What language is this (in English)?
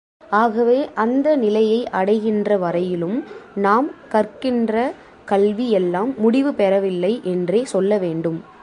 Tamil